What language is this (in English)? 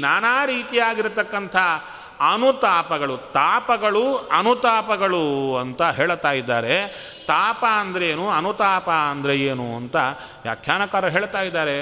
Kannada